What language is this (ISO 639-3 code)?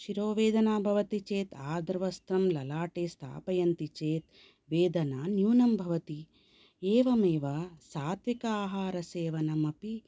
san